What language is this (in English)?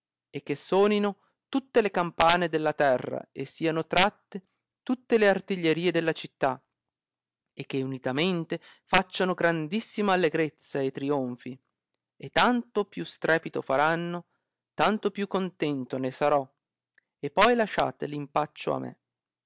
Italian